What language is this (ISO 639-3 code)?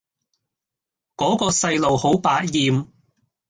yue